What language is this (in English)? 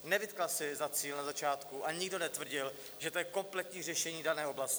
Czech